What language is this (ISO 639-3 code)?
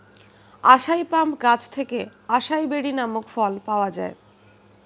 ben